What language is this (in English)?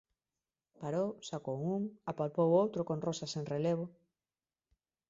Galician